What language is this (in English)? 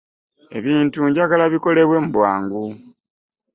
Ganda